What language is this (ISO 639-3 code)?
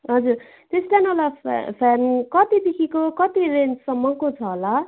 nep